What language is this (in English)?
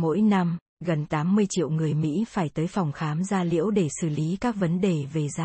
Vietnamese